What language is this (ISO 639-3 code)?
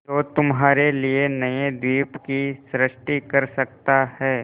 hin